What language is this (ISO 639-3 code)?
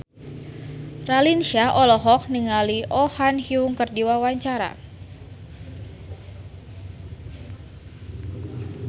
sun